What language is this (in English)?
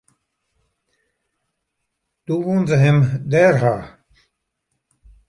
Western Frisian